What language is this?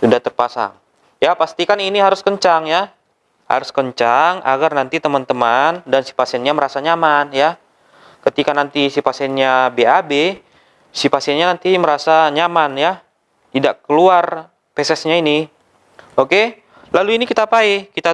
Indonesian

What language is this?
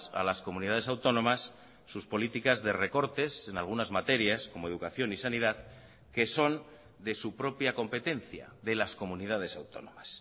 Spanish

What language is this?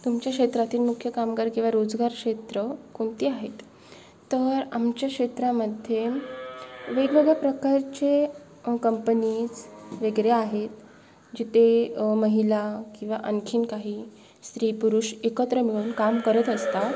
Marathi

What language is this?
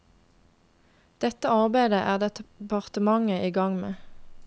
Norwegian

